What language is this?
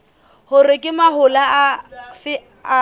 Southern Sotho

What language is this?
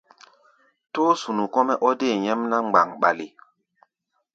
Gbaya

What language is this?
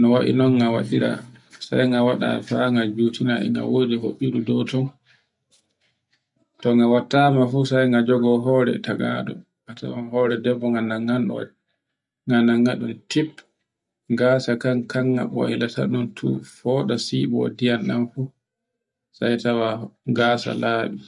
Borgu Fulfulde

